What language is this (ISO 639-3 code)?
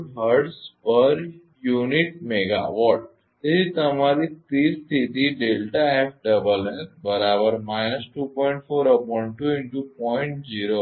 guj